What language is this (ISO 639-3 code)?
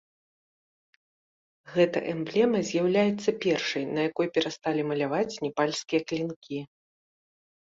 bel